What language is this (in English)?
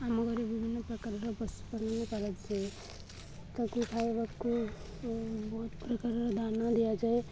Odia